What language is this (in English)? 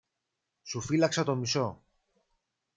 Greek